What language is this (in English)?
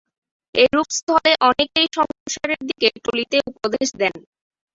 Bangla